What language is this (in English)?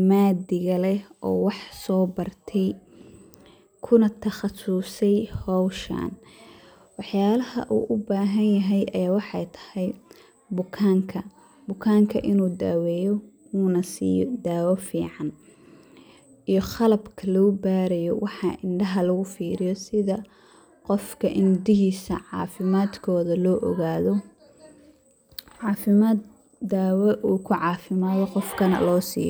Somali